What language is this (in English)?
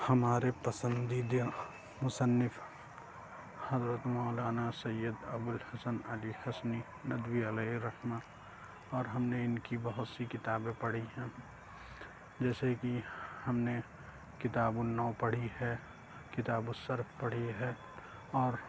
Urdu